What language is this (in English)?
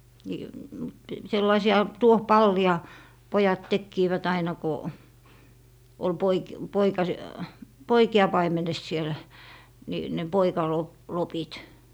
Finnish